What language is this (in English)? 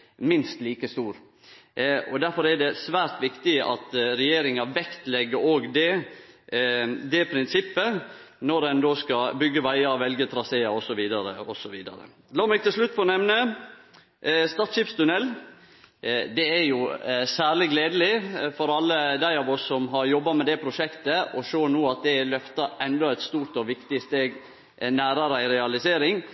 Norwegian Nynorsk